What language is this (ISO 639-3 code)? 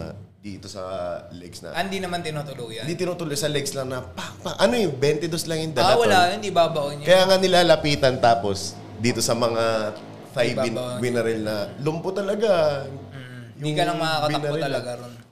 fil